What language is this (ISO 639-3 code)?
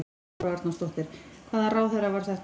isl